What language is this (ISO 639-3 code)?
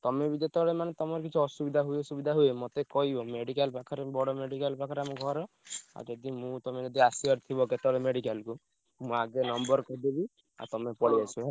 ori